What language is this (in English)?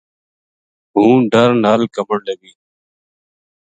Gujari